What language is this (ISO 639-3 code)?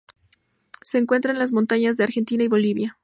spa